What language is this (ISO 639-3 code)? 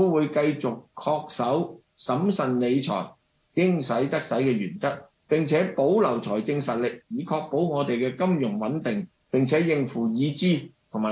zho